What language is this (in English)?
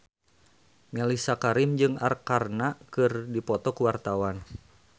Sundanese